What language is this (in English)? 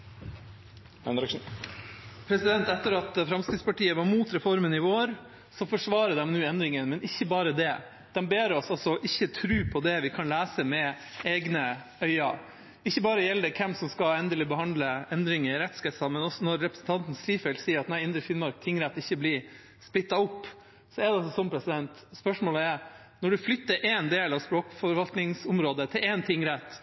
Norwegian